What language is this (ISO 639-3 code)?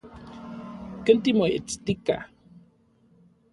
nlv